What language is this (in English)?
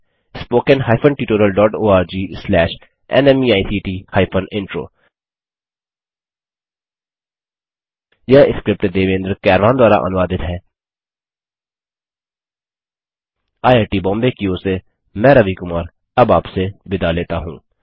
Hindi